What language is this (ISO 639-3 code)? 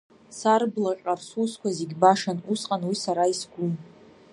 abk